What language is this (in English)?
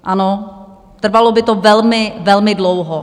Czech